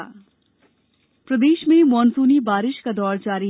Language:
Hindi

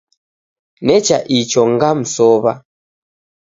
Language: Taita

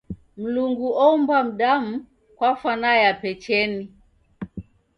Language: Taita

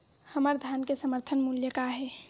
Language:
Chhattisgarhi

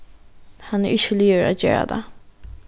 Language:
Faroese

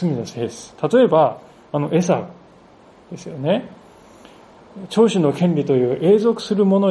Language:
Japanese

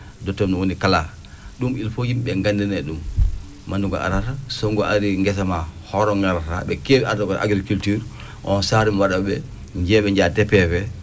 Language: Fula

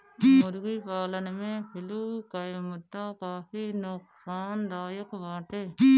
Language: Bhojpuri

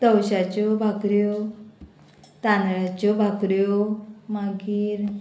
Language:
Konkani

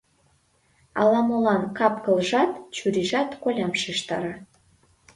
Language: Mari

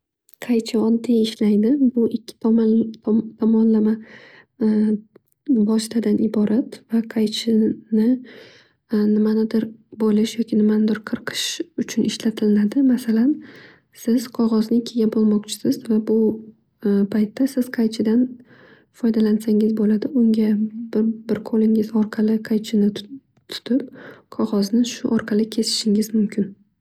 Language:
Uzbek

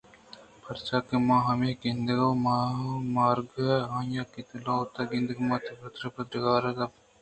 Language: Eastern Balochi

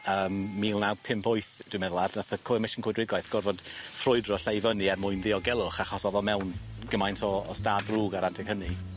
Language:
Welsh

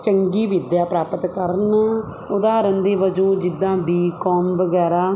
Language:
Punjabi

